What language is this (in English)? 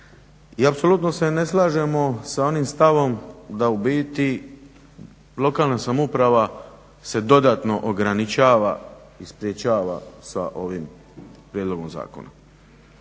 Croatian